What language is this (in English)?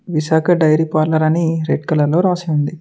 Telugu